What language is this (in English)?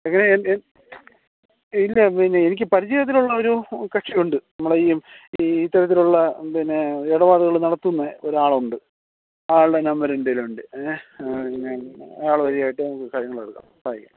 Malayalam